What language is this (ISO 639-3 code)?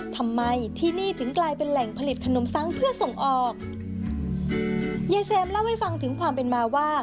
tha